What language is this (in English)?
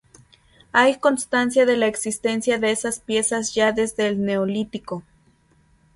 Spanish